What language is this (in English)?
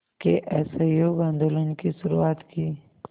Hindi